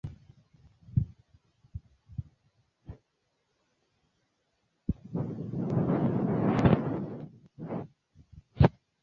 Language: Swahili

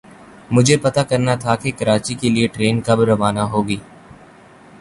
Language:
Urdu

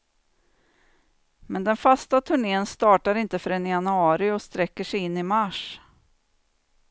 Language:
Swedish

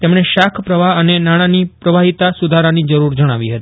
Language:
Gujarati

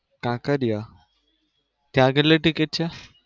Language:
Gujarati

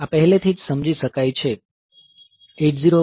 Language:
Gujarati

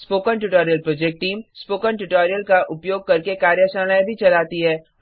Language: Hindi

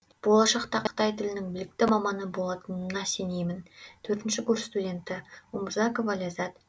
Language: Kazakh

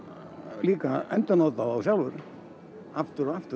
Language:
Icelandic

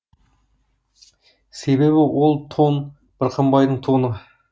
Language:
Kazakh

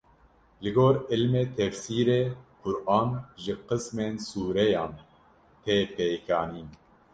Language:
Kurdish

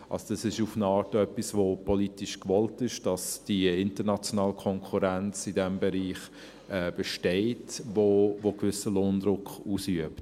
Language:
Swiss German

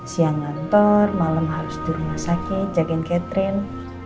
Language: Indonesian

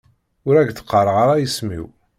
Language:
Kabyle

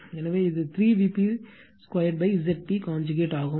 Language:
Tamil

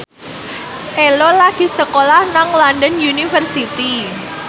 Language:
Javanese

